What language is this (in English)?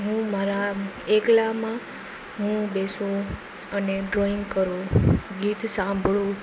Gujarati